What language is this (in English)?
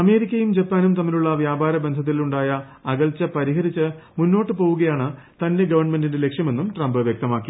Malayalam